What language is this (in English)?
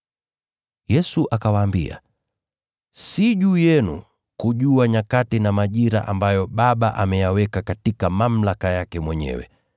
Swahili